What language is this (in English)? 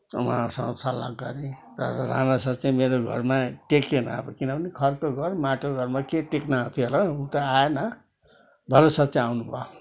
Nepali